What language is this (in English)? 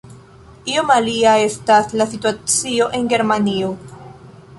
Esperanto